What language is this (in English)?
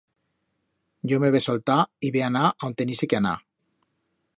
Aragonese